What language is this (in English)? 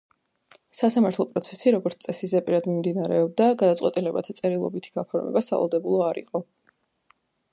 Georgian